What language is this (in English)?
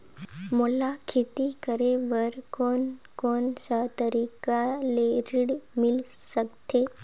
Chhattisgarhi